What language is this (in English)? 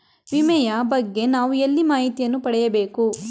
Kannada